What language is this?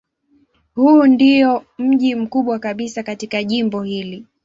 Swahili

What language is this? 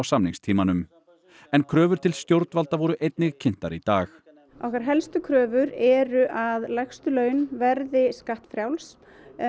Icelandic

